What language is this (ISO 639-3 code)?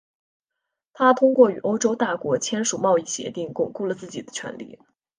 zho